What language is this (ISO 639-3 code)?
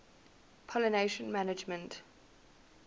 eng